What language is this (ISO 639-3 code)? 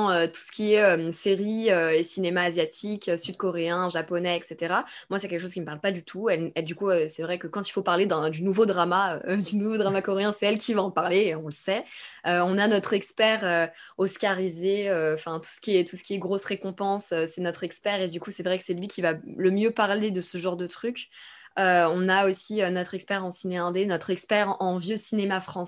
fra